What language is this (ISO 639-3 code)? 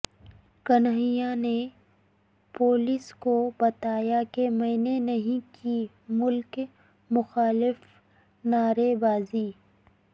urd